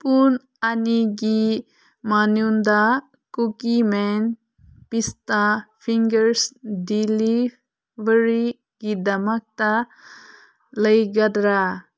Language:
Manipuri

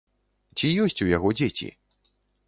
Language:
Belarusian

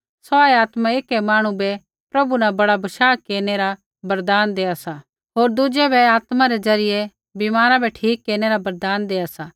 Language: Kullu Pahari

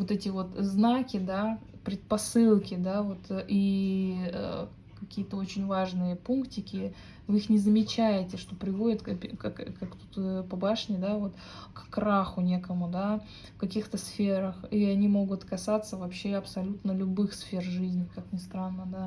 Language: Russian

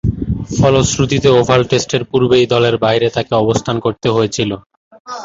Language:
Bangla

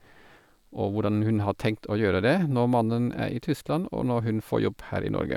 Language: Norwegian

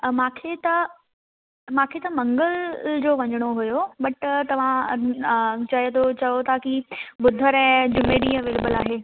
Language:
Sindhi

